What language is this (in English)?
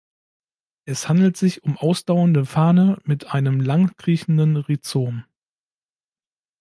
German